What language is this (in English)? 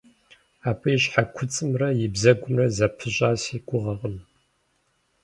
Kabardian